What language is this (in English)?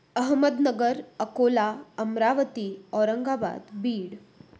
Marathi